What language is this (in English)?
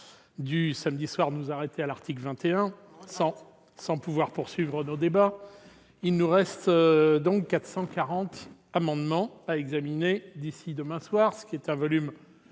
French